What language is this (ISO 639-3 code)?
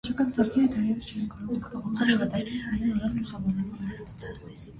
hye